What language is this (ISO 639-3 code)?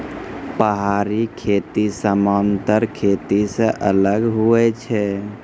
mai